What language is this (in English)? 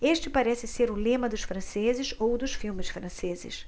Portuguese